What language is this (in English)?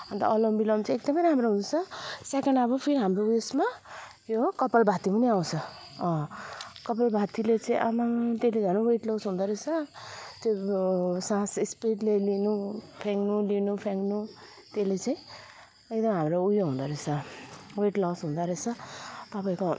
Nepali